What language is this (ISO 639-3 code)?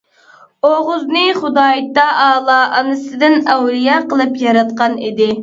uig